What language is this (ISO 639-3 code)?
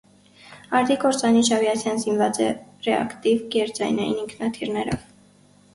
hye